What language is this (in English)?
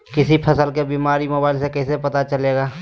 Magahi